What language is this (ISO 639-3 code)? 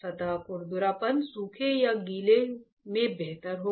hin